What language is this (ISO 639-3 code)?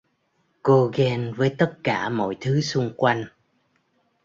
vie